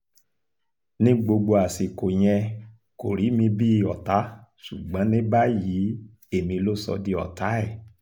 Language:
Yoruba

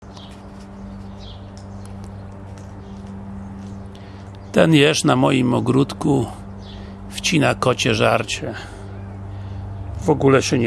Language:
Polish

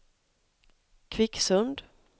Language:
Swedish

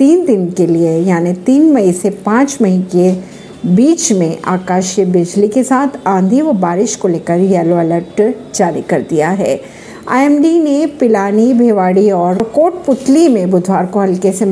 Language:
Hindi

